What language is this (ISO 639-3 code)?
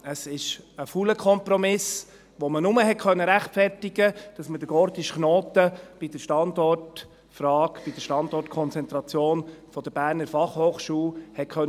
gsw